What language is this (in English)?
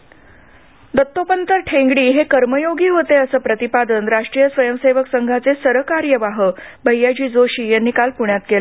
Marathi